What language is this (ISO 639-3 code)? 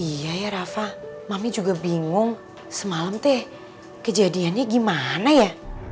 ind